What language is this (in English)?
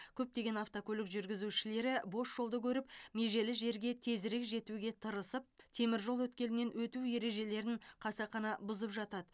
Kazakh